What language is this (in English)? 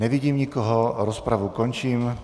Czech